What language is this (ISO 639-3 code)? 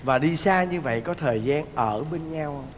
vie